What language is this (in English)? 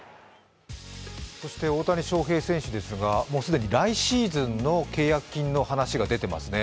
Japanese